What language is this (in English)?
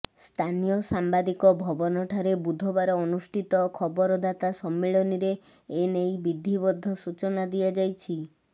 Odia